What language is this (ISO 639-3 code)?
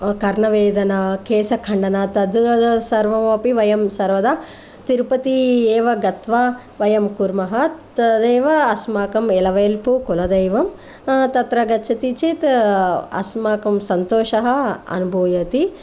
san